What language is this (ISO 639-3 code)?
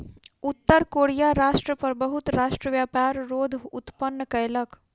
mai